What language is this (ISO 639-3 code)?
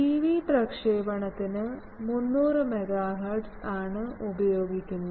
mal